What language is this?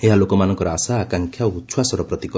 Odia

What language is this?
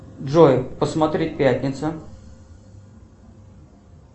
Russian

